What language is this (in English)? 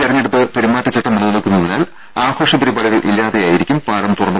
Malayalam